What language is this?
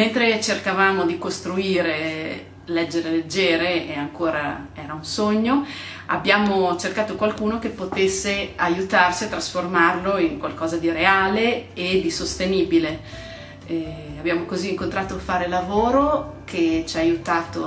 Italian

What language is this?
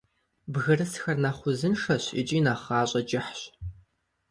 Kabardian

